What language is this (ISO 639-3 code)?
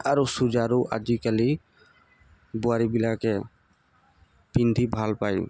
asm